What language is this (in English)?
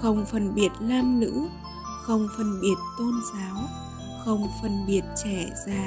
Vietnamese